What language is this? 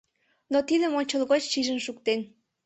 Mari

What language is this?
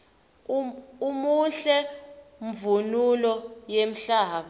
Swati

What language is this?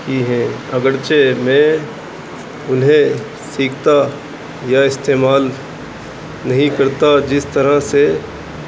Urdu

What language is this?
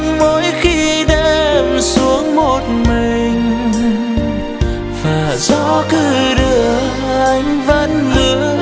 Vietnamese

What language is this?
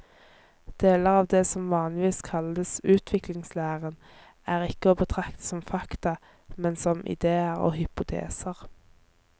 Norwegian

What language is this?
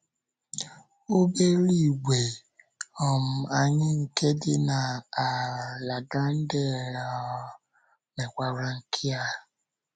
Igbo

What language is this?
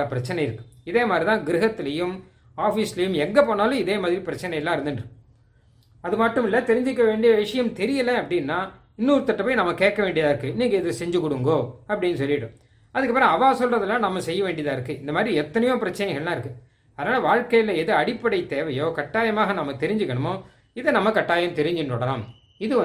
Tamil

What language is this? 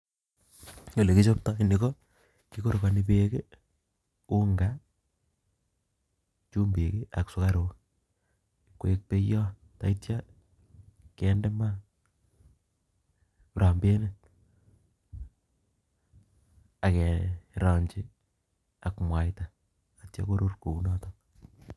Kalenjin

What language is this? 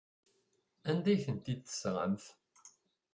Kabyle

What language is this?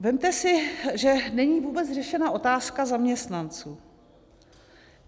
Czech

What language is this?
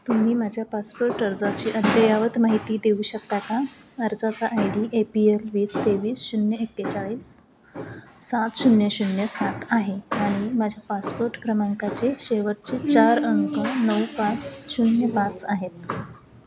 Marathi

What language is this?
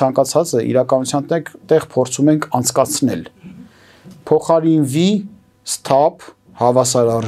Romanian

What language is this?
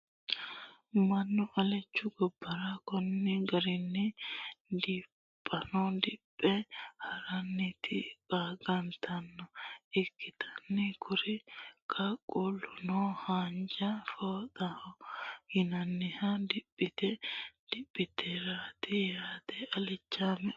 Sidamo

